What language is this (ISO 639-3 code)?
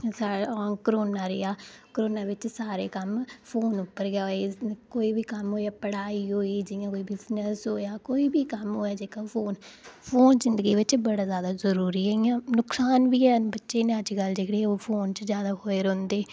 doi